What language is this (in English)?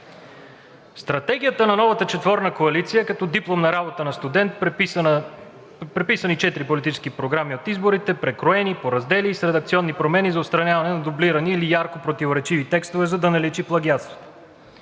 Bulgarian